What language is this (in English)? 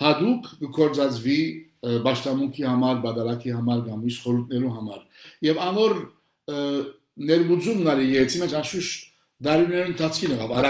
Turkish